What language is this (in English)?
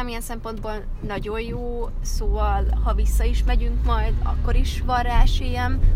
Hungarian